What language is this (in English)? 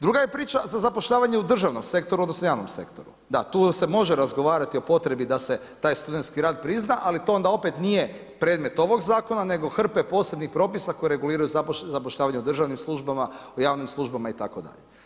Croatian